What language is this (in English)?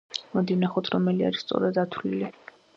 Georgian